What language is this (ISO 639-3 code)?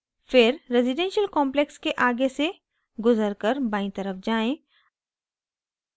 hin